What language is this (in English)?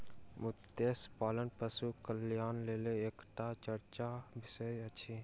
Maithili